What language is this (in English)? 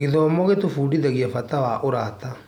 Kikuyu